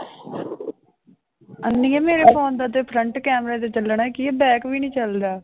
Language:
Punjabi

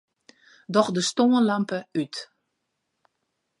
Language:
Western Frisian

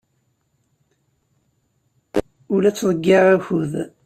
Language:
Kabyle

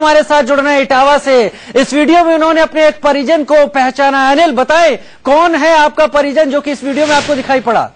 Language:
Hindi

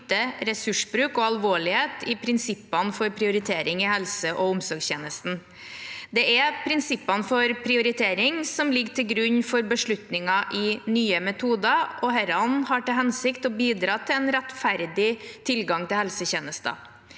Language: Norwegian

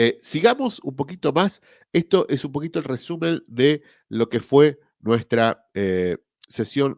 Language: Spanish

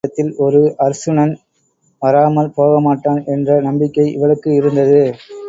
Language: Tamil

